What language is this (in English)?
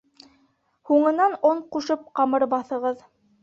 Bashkir